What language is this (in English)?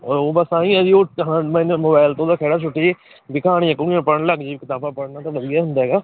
Punjabi